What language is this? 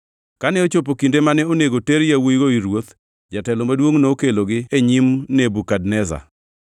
Luo (Kenya and Tanzania)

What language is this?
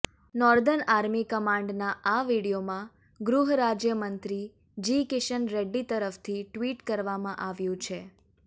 Gujarati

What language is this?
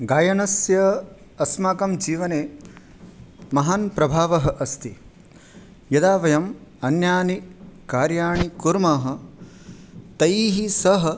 Sanskrit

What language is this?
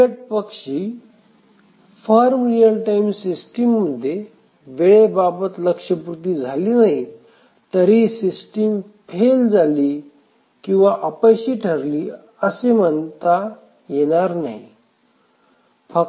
Marathi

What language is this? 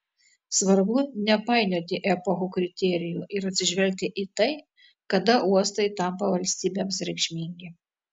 Lithuanian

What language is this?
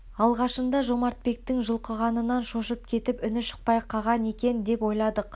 Kazakh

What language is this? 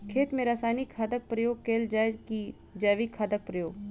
Maithili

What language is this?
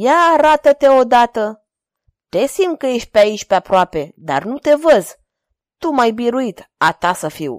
Romanian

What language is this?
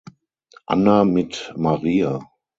German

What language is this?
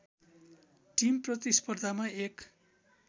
Nepali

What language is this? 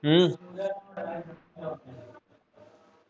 Punjabi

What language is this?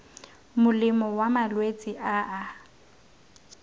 Tswana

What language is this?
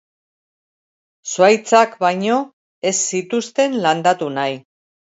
Basque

